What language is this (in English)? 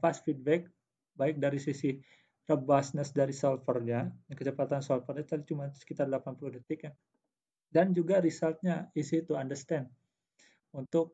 Indonesian